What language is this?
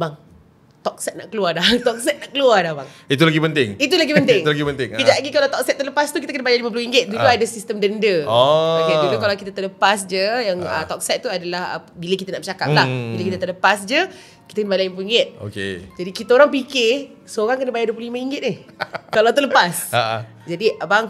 Malay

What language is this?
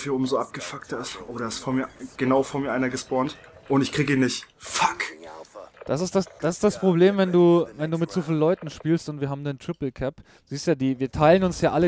German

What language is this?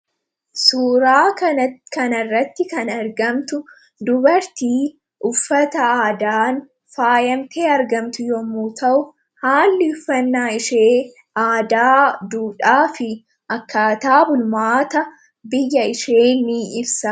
Oromo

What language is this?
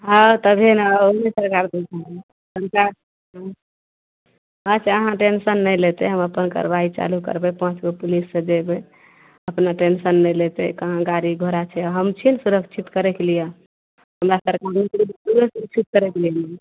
Maithili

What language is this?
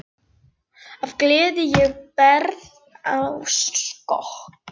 Icelandic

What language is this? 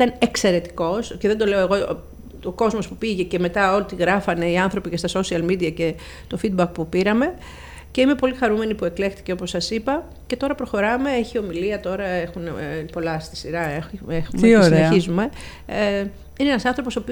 Greek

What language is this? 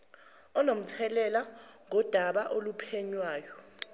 Zulu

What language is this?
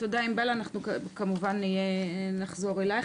Hebrew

